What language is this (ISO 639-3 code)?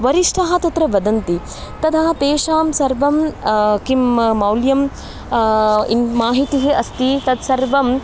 san